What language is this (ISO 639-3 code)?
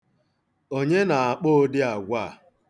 ibo